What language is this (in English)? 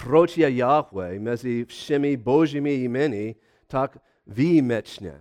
Czech